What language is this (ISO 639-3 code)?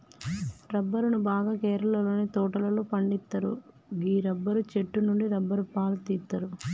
tel